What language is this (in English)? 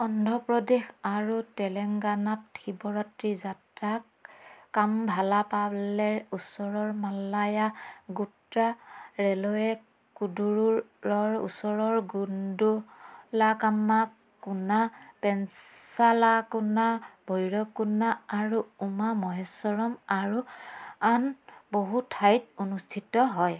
Assamese